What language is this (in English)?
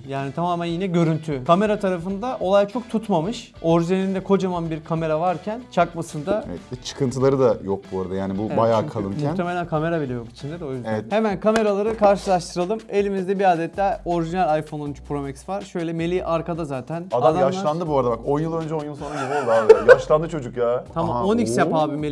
Turkish